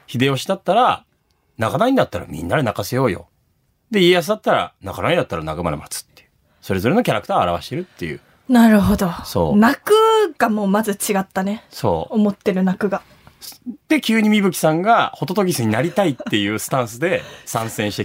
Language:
Japanese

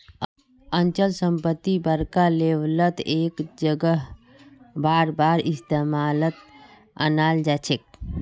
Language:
Magahi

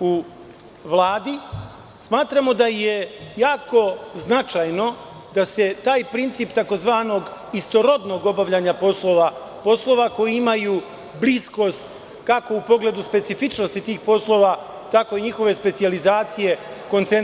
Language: Serbian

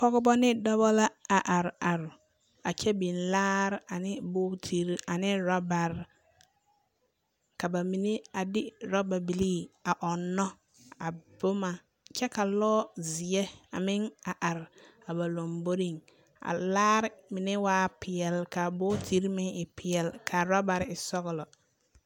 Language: Southern Dagaare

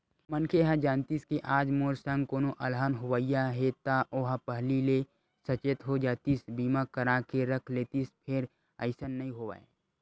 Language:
Chhattisgarhi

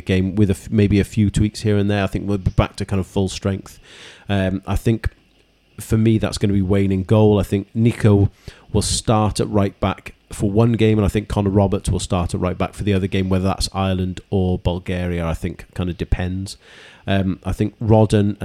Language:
English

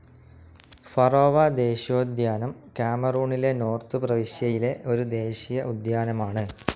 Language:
Malayalam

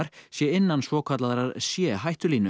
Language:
Icelandic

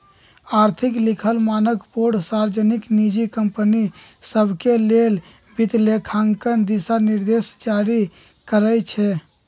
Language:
Magahi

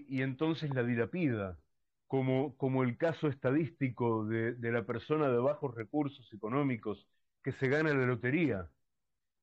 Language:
Spanish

